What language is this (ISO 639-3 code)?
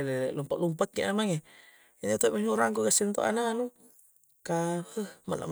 kjc